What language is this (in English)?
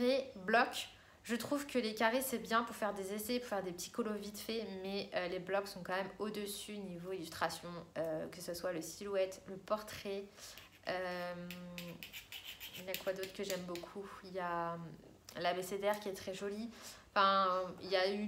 French